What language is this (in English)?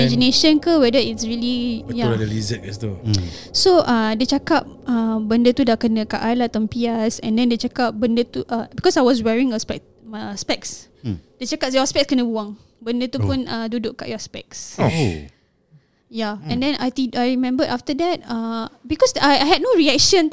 Malay